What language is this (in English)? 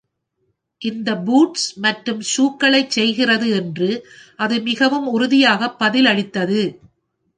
Tamil